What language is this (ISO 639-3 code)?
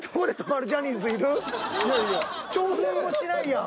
jpn